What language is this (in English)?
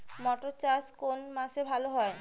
Bangla